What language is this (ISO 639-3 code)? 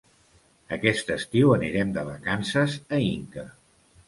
cat